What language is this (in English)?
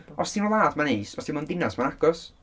Welsh